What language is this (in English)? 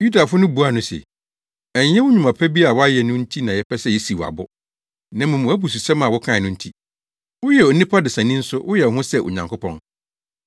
Akan